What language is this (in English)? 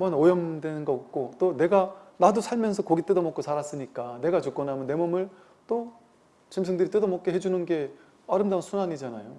Korean